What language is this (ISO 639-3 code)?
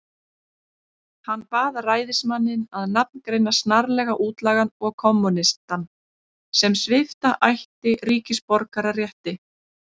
isl